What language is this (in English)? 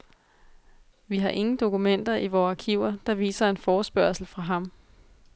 Danish